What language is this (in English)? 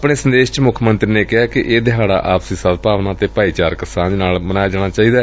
Punjabi